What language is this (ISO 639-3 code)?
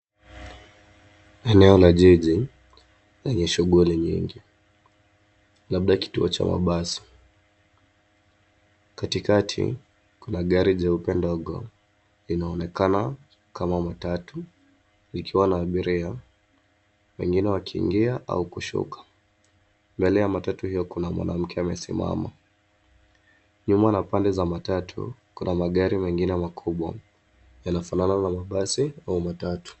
swa